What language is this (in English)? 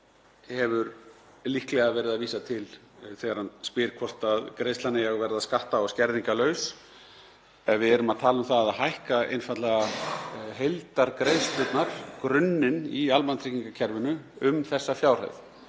Icelandic